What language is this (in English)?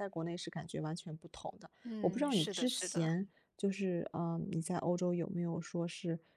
Chinese